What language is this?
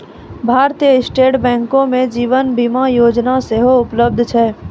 Maithili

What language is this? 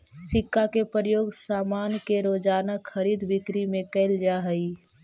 Magahi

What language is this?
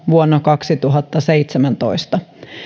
Finnish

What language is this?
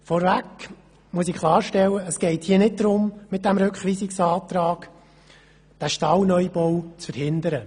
Swiss German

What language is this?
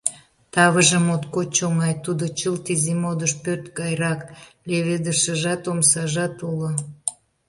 Mari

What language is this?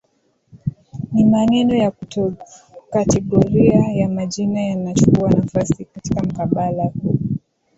Swahili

